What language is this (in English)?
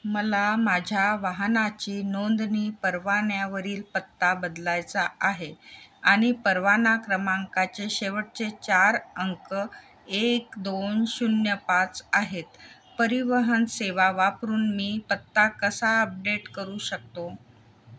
Marathi